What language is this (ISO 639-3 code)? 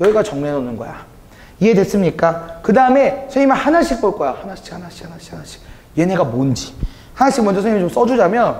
kor